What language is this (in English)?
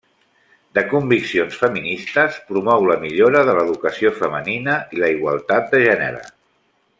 Catalan